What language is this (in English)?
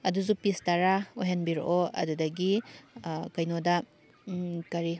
Manipuri